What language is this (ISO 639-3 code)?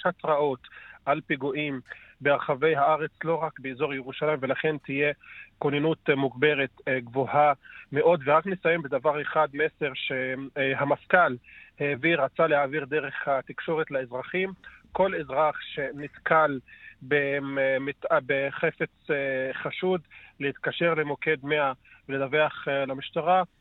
heb